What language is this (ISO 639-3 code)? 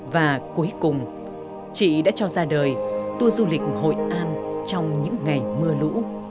vie